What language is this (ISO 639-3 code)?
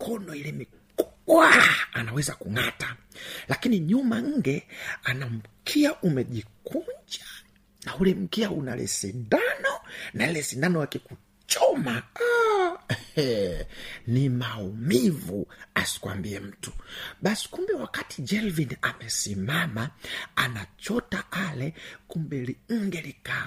swa